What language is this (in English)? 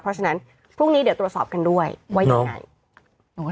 Thai